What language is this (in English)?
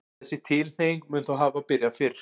Icelandic